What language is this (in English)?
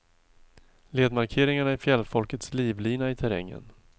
Swedish